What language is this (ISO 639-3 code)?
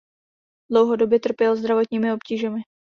ces